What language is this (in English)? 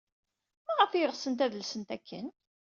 Kabyle